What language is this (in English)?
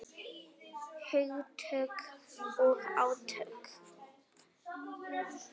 Icelandic